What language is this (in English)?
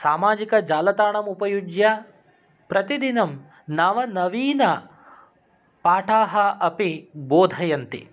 Sanskrit